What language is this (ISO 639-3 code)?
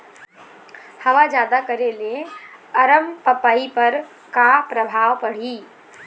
hne